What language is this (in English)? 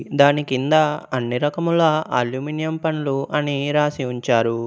Telugu